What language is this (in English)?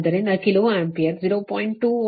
Kannada